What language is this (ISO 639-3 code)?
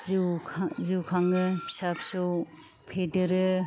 brx